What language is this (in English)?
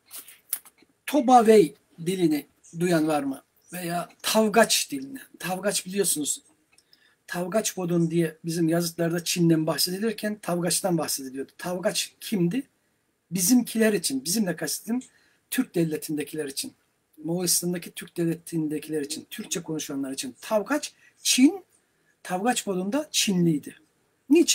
Turkish